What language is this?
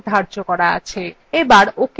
Bangla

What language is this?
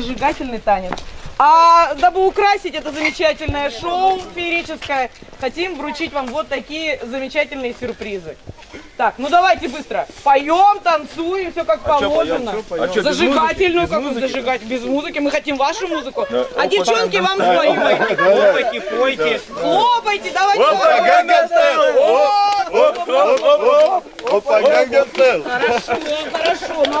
Russian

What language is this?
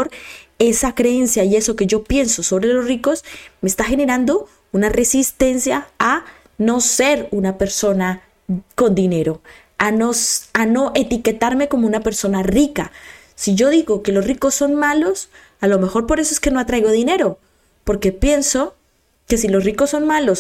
Spanish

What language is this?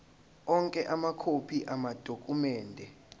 Zulu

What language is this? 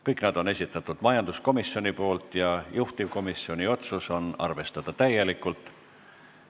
Estonian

